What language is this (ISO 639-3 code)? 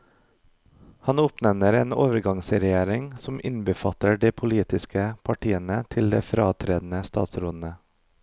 nor